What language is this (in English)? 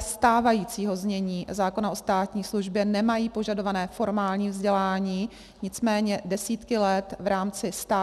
Czech